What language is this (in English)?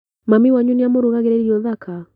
Kikuyu